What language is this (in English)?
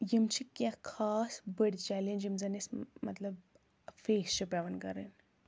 Kashmiri